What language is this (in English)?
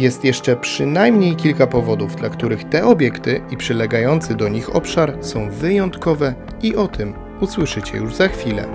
Polish